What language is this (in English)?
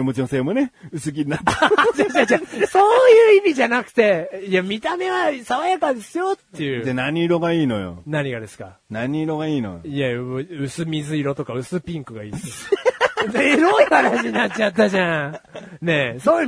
Japanese